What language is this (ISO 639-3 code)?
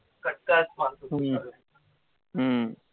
mar